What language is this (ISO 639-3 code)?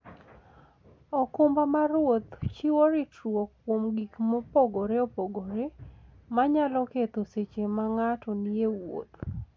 luo